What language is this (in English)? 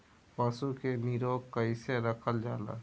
Bhojpuri